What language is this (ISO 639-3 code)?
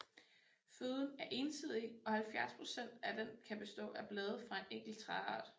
dan